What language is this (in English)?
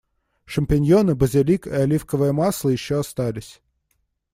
Russian